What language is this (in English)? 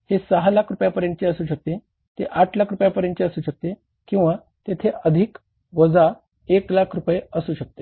Marathi